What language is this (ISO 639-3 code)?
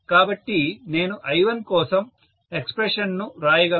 tel